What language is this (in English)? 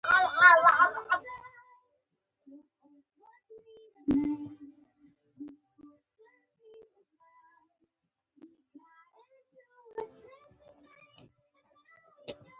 Pashto